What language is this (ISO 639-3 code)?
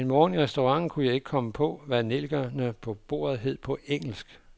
dan